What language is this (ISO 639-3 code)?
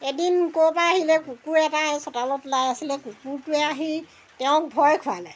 asm